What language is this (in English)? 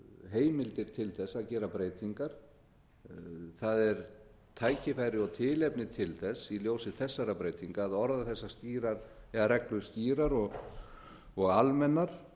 Icelandic